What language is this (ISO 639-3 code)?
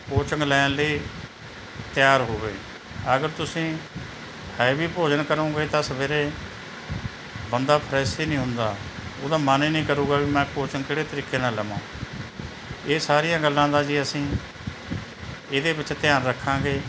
pan